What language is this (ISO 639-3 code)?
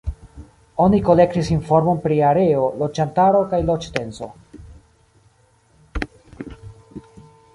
epo